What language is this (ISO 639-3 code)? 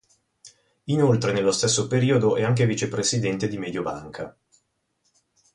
ita